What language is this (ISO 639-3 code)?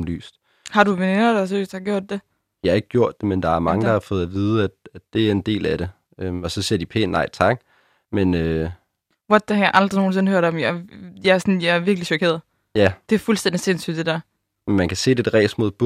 dan